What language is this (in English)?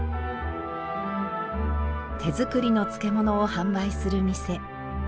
Japanese